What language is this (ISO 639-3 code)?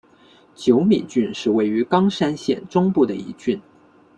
zho